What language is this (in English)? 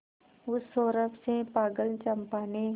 Hindi